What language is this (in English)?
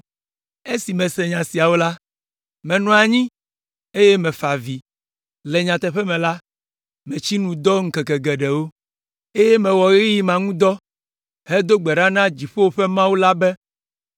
Ewe